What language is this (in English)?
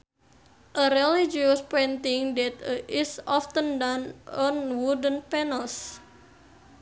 Sundanese